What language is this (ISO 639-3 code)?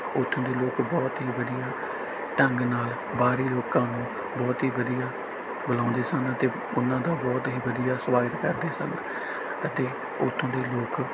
pan